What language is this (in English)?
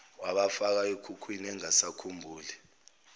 Zulu